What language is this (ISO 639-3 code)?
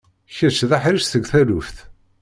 kab